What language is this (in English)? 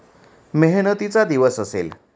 Marathi